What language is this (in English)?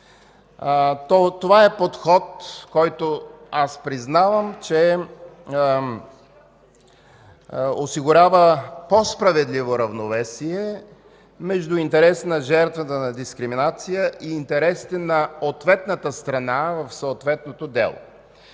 Bulgarian